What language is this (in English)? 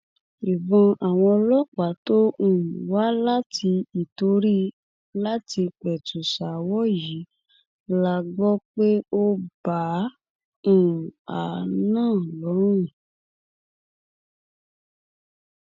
Yoruba